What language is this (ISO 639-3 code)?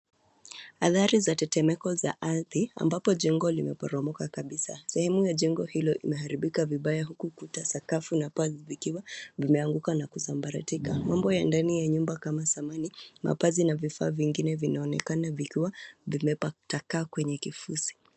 swa